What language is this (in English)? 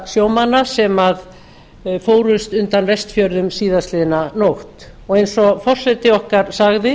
Icelandic